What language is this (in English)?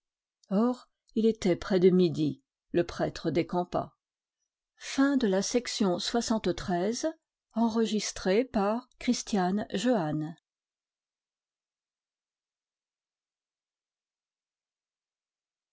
French